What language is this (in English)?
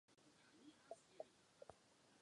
Czech